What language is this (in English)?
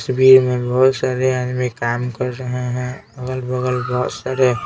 Hindi